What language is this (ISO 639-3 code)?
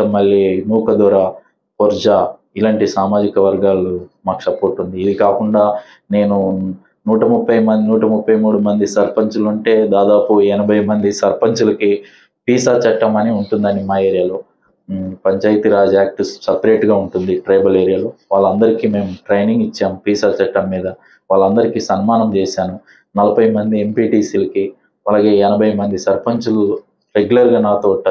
tel